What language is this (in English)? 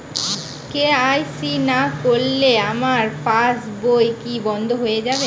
Bangla